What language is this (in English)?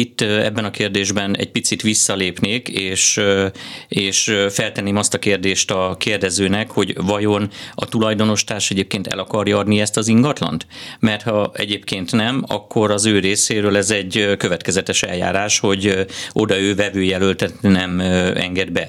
Hungarian